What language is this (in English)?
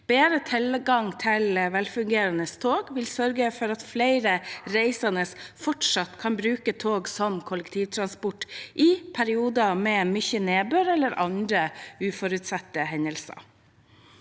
Norwegian